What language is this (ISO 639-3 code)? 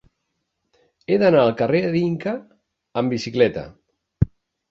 cat